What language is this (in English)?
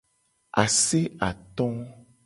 Gen